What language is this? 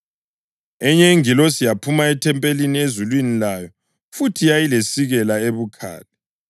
North Ndebele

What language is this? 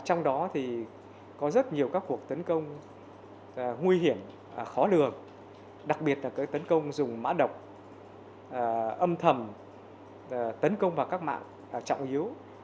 Vietnamese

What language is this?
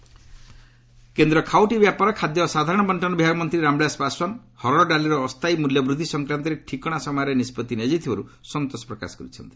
Odia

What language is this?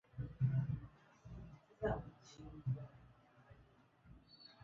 Swahili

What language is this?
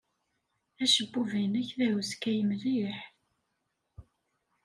Kabyle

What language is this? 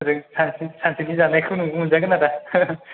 Bodo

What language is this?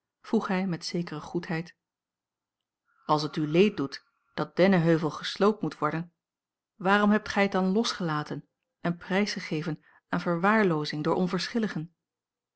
Dutch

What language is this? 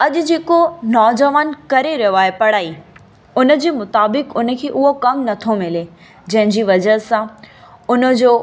Sindhi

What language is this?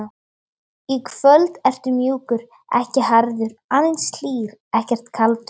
Icelandic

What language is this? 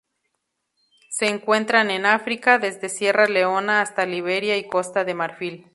Spanish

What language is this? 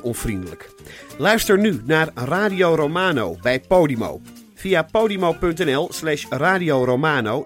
Dutch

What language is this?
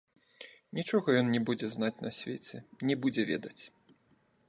Belarusian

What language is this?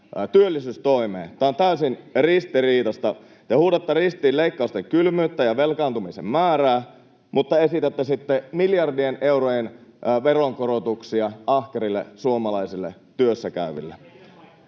Finnish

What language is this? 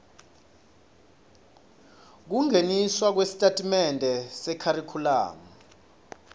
Swati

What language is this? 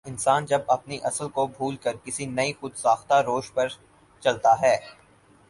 Urdu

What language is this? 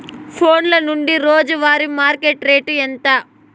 Telugu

